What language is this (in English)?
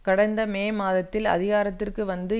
Tamil